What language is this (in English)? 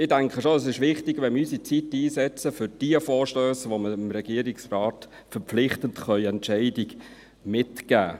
Swiss German